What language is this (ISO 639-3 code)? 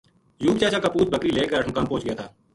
gju